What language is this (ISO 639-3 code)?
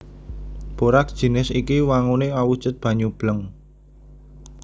jav